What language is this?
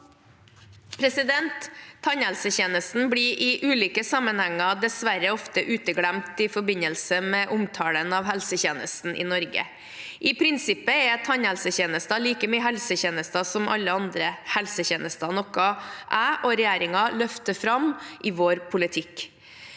Norwegian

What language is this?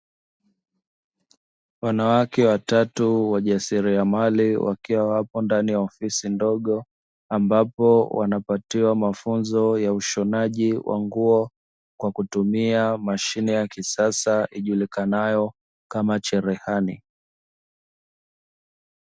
Swahili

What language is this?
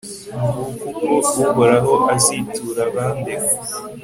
Kinyarwanda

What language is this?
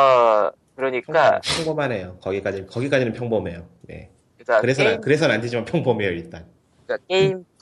Korean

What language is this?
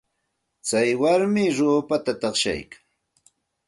Santa Ana de Tusi Pasco Quechua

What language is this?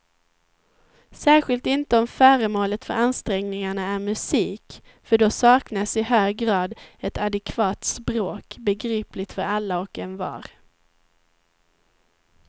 Swedish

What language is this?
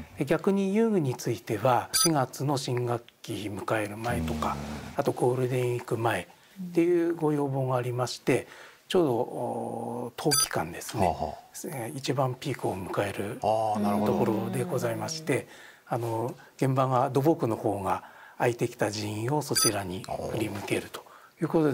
Japanese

